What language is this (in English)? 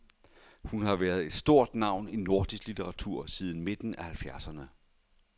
Danish